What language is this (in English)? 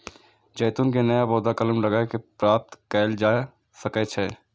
Maithili